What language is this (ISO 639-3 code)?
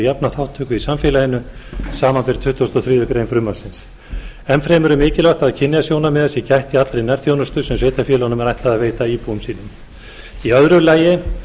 isl